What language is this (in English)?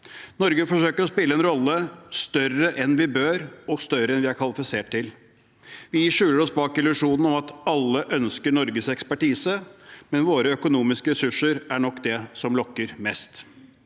Norwegian